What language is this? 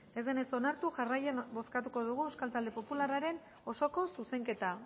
Basque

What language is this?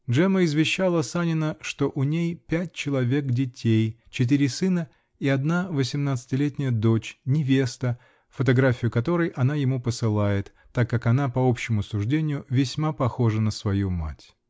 Russian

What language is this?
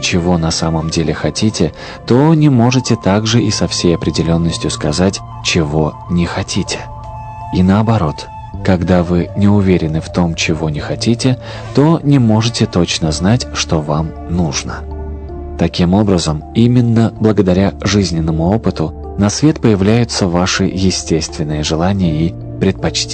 Russian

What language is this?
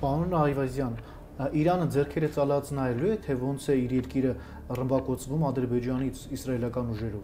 Romanian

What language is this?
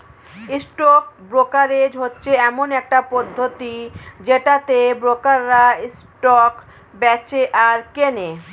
Bangla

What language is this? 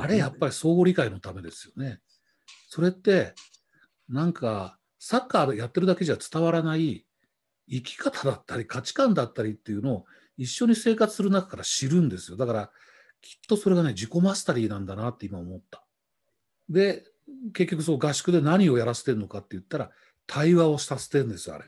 Japanese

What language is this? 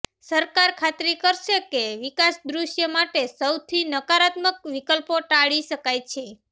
Gujarati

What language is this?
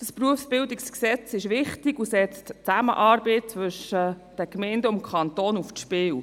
Swiss German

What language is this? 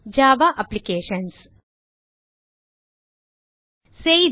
Tamil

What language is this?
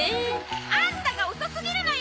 Japanese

